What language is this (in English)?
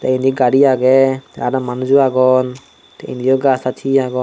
Chakma